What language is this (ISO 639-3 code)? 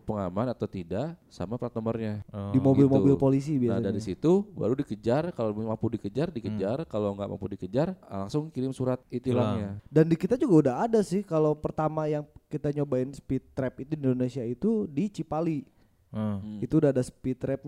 ind